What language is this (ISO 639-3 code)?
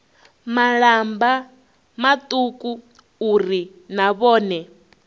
ven